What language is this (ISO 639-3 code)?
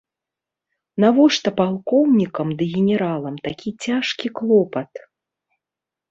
bel